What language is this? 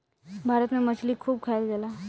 Bhojpuri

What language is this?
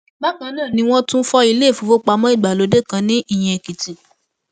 Yoruba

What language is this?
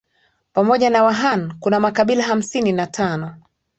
Swahili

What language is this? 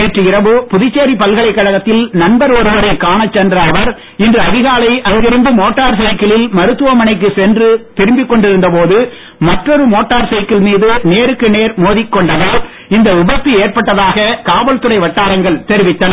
Tamil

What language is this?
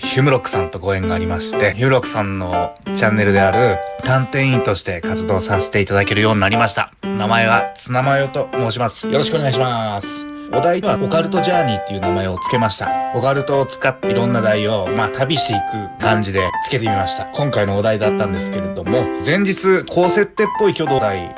Japanese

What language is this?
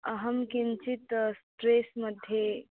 Sanskrit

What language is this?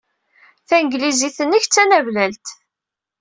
Kabyle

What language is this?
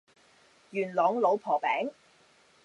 Cantonese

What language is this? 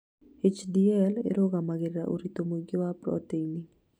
Kikuyu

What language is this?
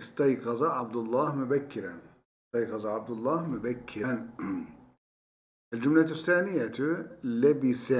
Turkish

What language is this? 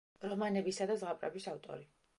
Georgian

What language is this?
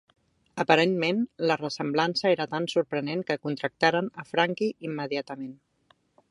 Catalan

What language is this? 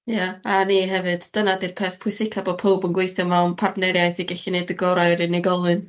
Welsh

